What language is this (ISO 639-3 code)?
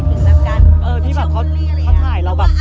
tha